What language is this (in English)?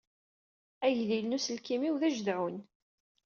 Kabyle